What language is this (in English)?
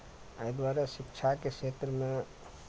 Maithili